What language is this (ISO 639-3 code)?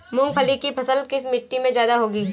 hin